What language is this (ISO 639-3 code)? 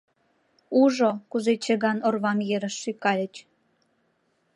chm